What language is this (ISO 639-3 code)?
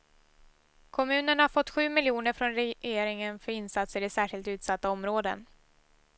swe